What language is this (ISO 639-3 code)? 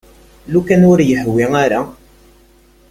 kab